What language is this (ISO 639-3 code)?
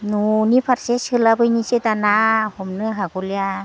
brx